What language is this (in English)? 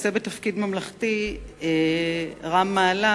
Hebrew